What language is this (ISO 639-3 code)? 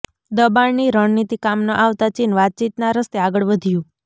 guj